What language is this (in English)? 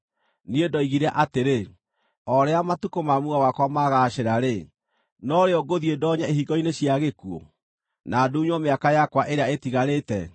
Kikuyu